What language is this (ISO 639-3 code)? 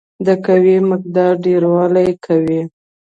pus